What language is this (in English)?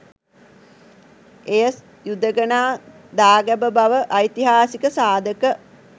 Sinhala